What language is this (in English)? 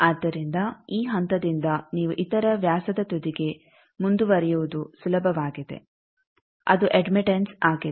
Kannada